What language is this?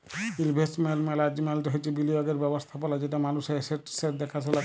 Bangla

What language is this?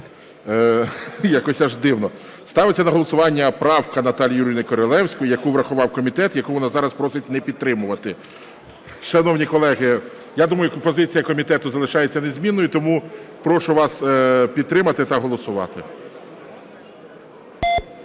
Ukrainian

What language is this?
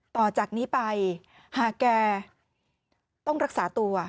Thai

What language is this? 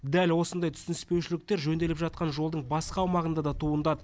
Kazakh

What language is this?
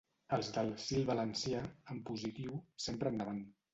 Catalan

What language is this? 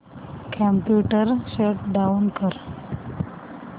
Marathi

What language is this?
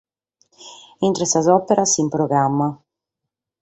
Sardinian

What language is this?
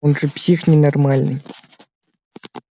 Russian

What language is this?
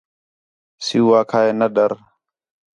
Khetrani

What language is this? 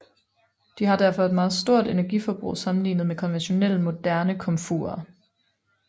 Danish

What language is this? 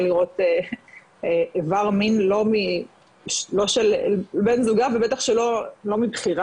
Hebrew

